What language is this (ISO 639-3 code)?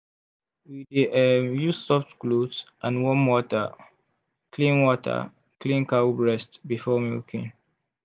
pcm